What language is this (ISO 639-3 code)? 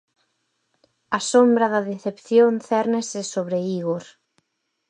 glg